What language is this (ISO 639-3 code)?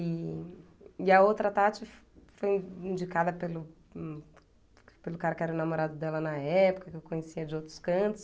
por